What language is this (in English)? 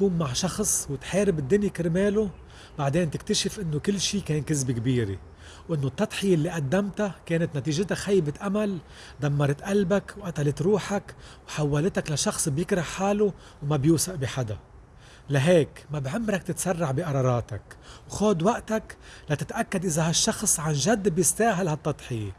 Arabic